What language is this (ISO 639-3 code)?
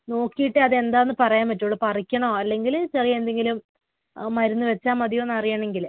mal